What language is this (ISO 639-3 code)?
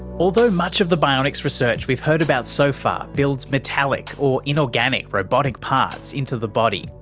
eng